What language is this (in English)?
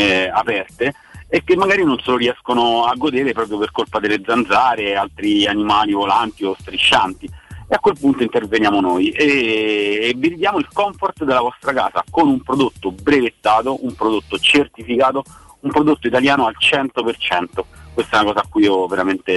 Italian